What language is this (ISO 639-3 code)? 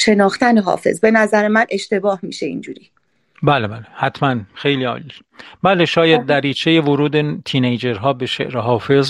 fas